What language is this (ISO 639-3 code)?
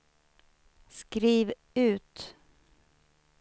swe